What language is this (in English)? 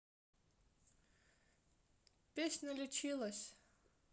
Russian